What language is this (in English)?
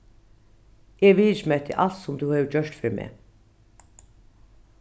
Faroese